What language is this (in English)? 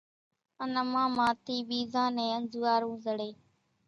Kachi Koli